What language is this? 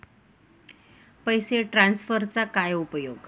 Marathi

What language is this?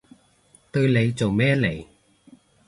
Cantonese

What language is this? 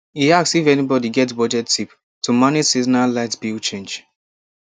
Nigerian Pidgin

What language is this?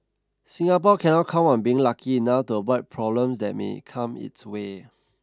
English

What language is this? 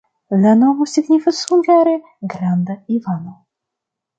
Esperanto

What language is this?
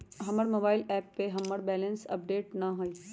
Magahi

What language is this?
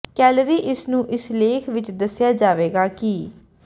Punjabi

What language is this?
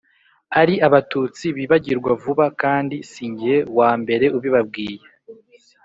Kinyarwanda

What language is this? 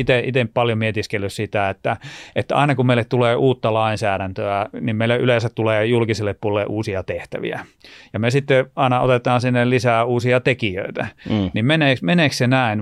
Finnish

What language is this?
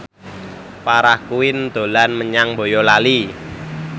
Javanese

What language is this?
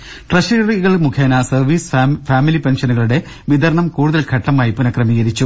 Malayalam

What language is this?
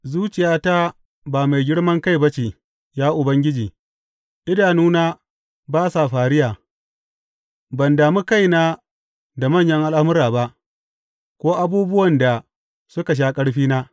Hausa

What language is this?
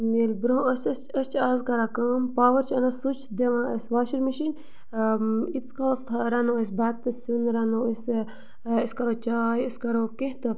Kashmiri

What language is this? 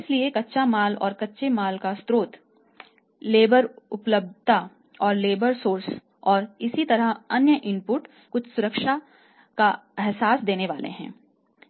Hindi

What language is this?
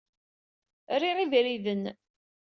Kabyle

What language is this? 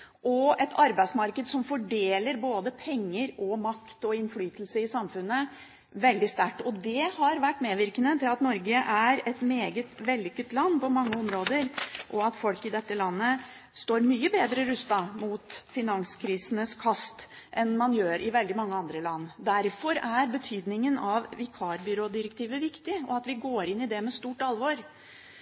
Norwegian Bokmål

